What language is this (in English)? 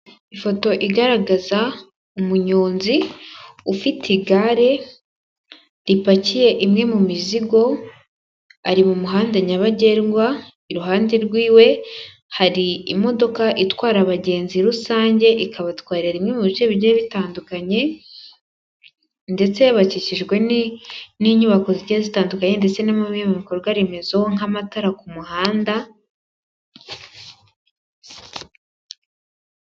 Kinyarwanda